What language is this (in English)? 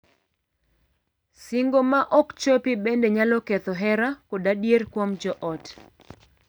Luo (Kenya and Tanzania)